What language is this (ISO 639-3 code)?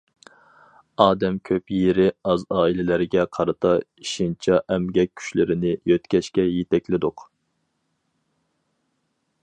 uig